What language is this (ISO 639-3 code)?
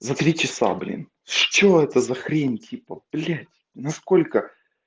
rus